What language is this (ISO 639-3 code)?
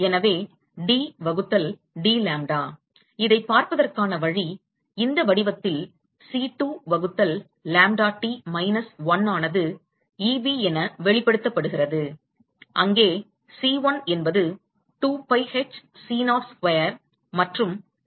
tam